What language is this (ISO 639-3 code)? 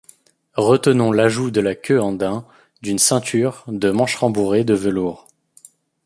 fra